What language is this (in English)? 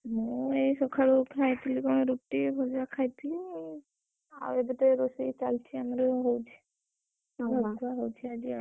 Odia